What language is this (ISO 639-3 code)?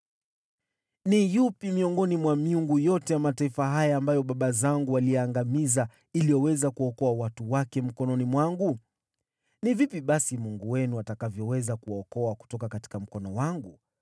swa